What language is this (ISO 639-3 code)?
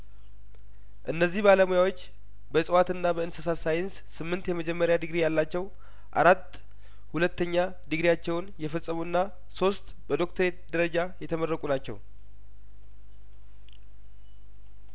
amh